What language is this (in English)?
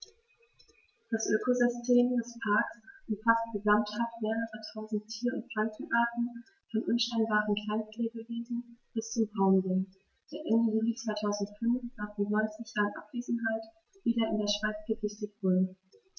German